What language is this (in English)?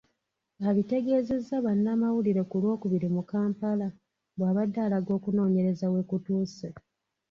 Ganda